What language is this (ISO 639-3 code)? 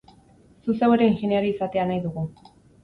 eus